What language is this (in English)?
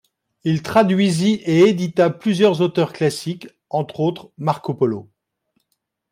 French